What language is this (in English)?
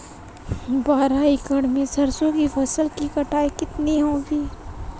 Hindi